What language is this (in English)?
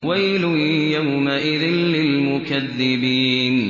Arabic